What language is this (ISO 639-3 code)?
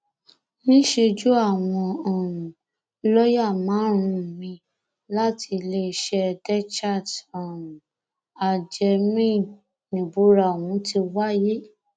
yor